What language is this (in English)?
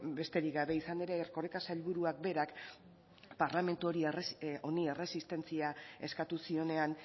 Basque